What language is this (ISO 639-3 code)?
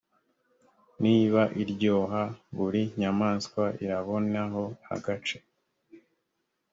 kin